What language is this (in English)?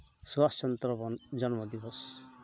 Santali